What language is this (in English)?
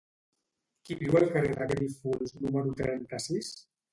Catalan